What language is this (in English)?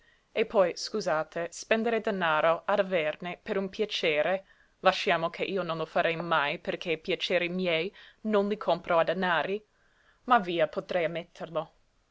Italian